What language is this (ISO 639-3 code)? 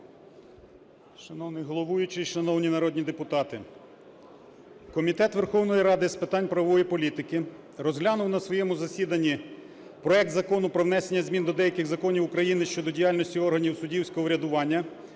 ukr